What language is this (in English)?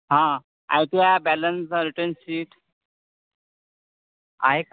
Marathi